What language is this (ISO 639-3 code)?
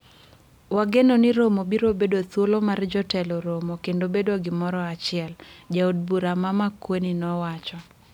luo